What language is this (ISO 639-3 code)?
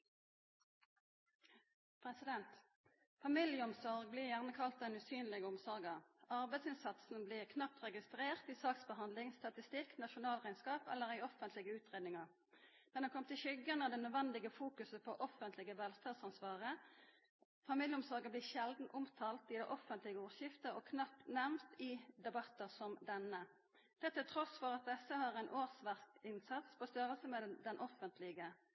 nno